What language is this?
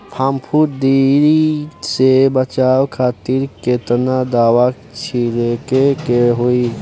Bhojpuri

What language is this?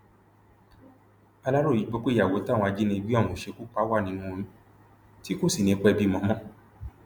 Yoruba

